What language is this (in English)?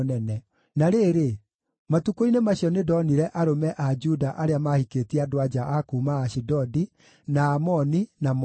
Kikuyu